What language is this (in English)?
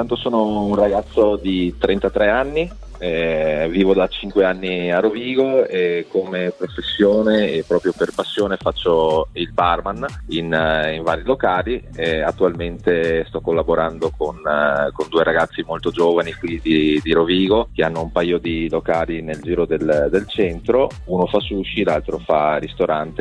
Italian